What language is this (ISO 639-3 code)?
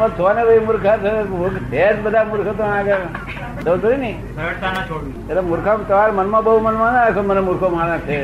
guj